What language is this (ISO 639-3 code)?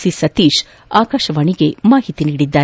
kan